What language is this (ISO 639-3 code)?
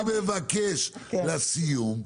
heb